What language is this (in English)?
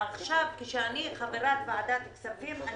Hebrew